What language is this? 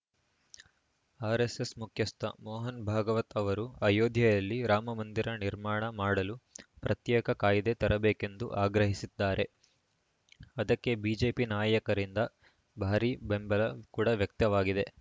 Kannada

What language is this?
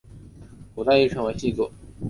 Chinese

